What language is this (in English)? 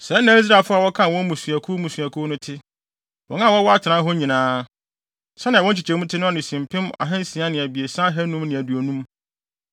Akan